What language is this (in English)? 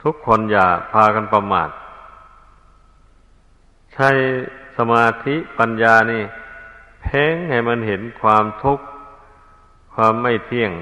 Thai